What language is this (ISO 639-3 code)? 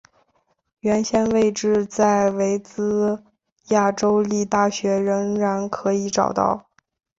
zho